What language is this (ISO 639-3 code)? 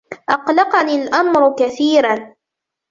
ara